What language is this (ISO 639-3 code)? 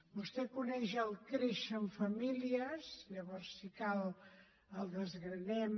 cat